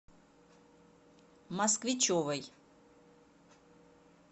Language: Russian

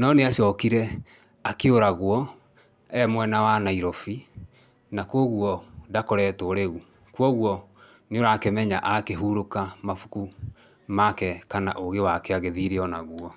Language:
Kikuyu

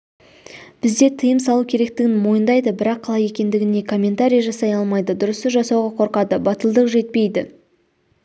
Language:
Kazakh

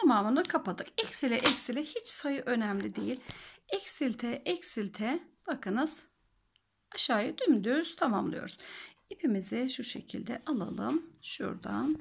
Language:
Turkish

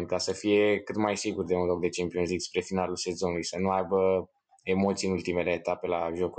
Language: Romanian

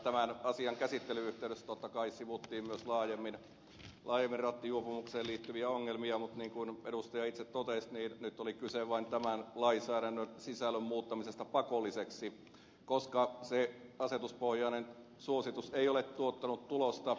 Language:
Finnish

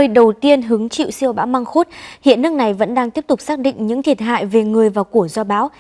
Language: Vietnamese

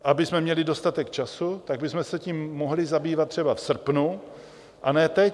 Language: Czech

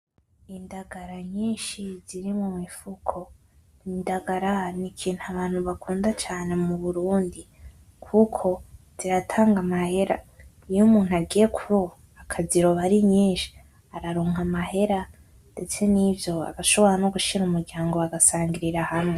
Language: Rundi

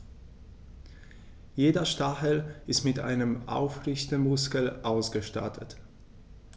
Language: German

